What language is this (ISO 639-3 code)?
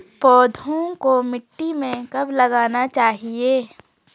hin